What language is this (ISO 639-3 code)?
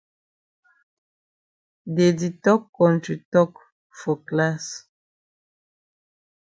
wes